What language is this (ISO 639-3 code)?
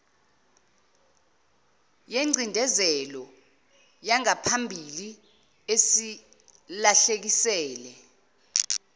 zul